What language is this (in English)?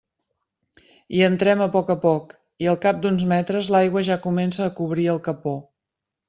Catalan